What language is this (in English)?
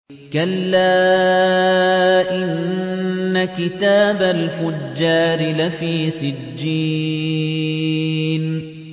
Arabic